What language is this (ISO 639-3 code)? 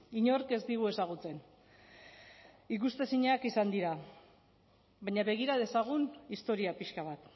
eus